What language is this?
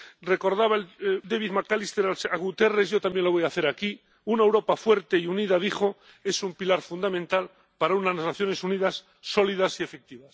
Spanish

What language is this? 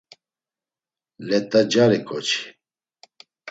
Laz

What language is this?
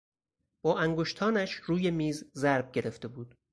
Persian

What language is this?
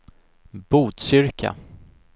Swedish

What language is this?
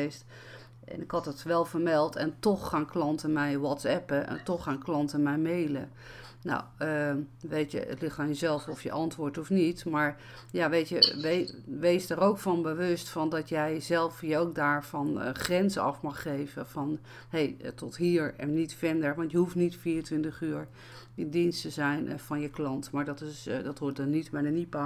Dutch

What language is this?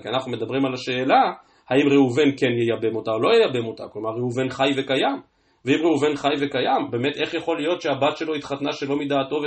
Hebrew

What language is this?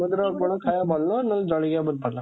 Odia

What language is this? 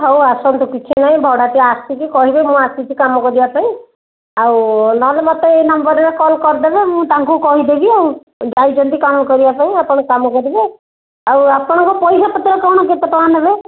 Odia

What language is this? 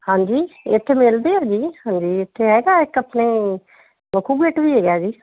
Punjabi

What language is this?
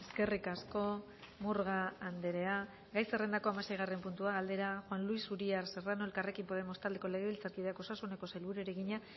Basque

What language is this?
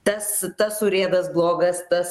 Lithuanian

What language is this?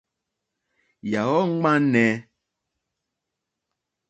Mokpwe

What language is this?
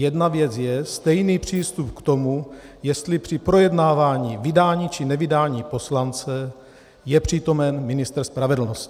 Czech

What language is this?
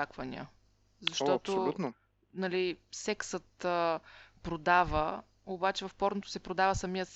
Bulgarian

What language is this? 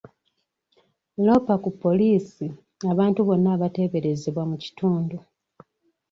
Ganda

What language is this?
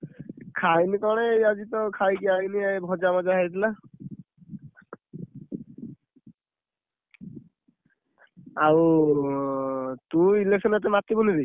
Odia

